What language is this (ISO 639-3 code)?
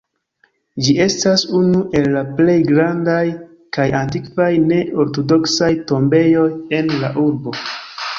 epo